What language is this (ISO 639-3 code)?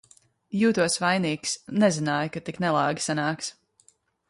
lav